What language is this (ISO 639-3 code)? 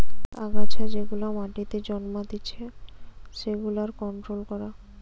ben